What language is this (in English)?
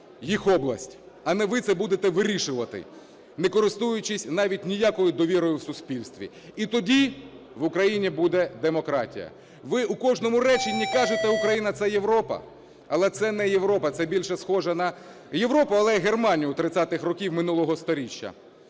Ukrainian